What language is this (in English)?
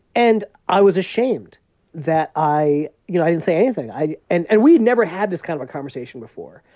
English